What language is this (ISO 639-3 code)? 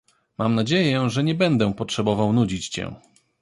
pol